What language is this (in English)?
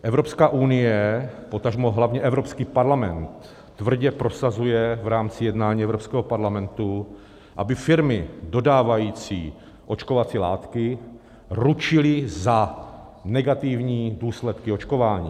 Czech